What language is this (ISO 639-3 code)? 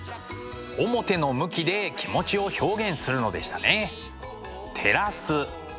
jpn